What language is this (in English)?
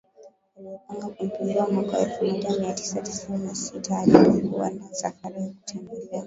Swahili